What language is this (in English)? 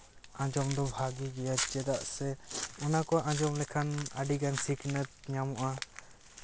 Santali